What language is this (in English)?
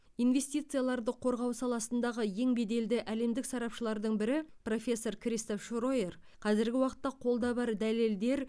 Kazakh